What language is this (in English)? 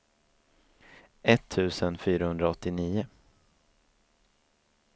Swedish